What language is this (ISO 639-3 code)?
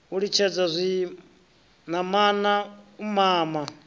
ven